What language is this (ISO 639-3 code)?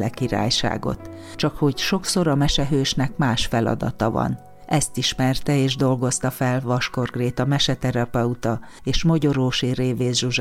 hun